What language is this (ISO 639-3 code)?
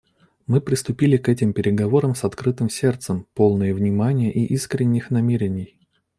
rus